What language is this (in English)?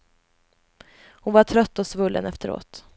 Swedish